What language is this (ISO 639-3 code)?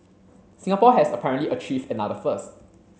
eng